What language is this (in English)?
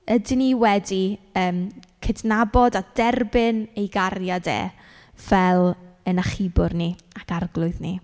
Welsh